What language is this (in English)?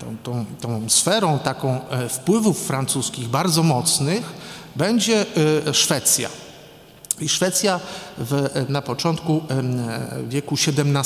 Polish